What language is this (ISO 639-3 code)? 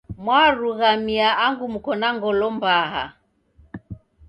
dav